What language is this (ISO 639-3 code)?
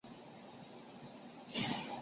zho